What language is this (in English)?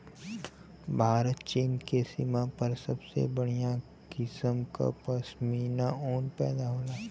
Bhojpuri